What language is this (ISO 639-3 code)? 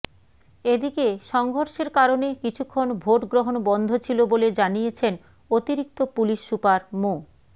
ben